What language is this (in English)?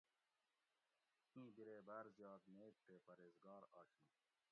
Gawri